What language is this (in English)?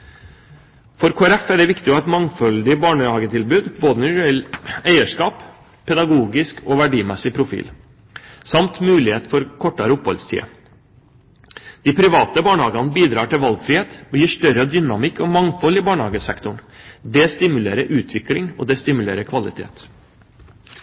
Norwegian Bokmål